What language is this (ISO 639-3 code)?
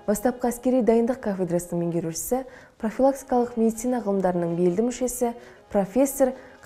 tur